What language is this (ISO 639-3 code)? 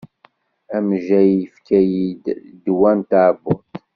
kab